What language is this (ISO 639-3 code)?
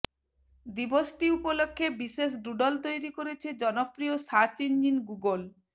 ben